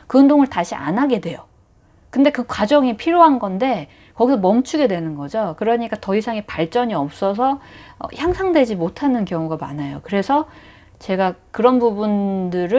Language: Korean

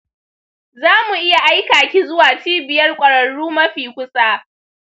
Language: Hausa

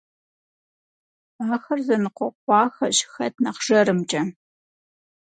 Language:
Kabardian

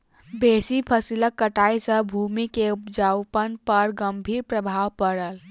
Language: Maithili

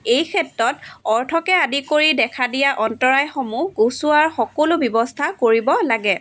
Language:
Assamese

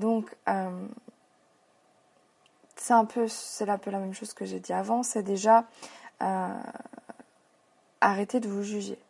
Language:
French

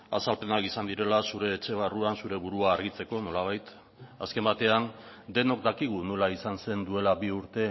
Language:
Basque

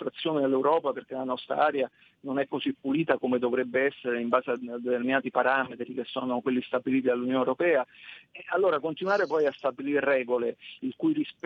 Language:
Italian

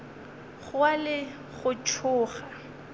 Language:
Northern Sotho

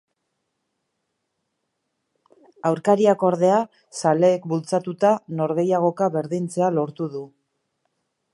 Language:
Basque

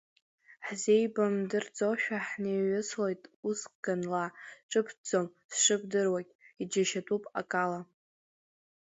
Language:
Abkhazian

